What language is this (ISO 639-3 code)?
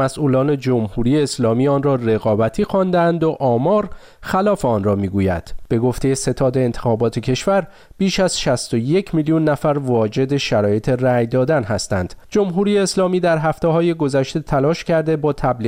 fas